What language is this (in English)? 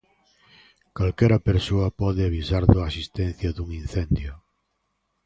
Galician